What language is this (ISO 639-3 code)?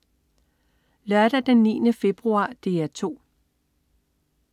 dan